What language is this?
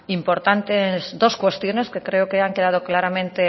Spanish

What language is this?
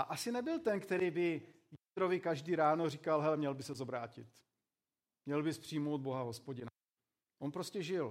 Czech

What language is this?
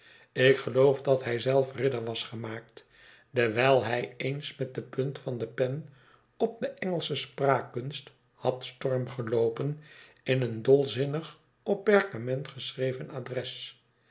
Dutch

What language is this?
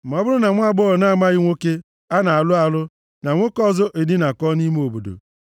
Igbo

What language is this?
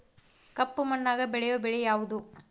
Kannada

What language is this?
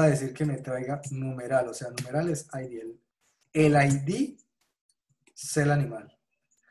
Spanish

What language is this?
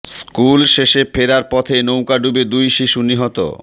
Bangla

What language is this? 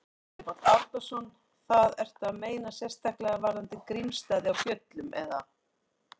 Icelandic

